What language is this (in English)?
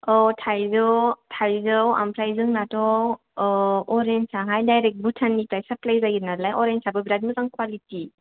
Bodo